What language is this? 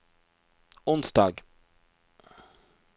Norwegian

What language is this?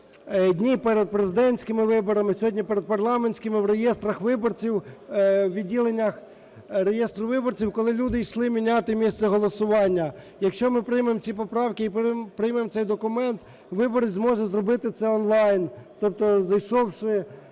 Ukrainian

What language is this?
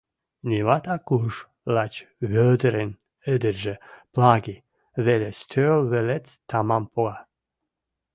Western Mari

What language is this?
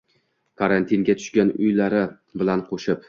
Uzbek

